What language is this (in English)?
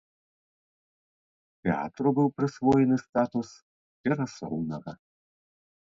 Belarusian